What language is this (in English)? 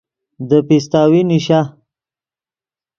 Yidgha